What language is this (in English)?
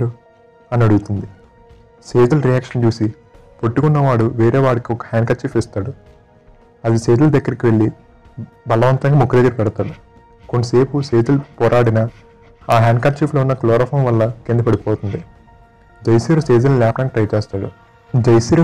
Telugu